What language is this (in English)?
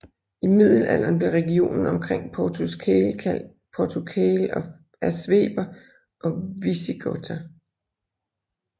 Danish